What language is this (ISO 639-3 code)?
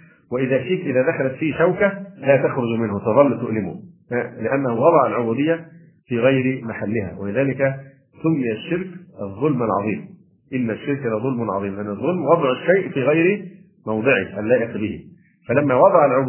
ara